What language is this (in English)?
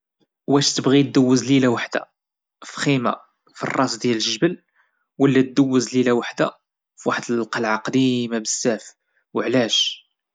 Moroccan Arabic